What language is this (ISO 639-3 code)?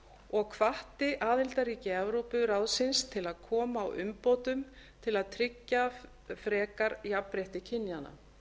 isl